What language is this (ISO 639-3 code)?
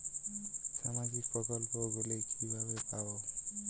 ben